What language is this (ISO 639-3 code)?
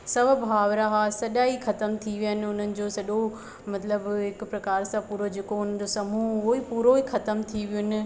snd